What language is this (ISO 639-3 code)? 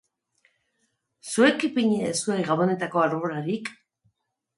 eus